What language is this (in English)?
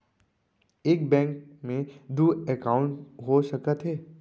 Chhattisgarhi